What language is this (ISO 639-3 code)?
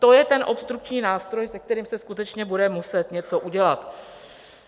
ces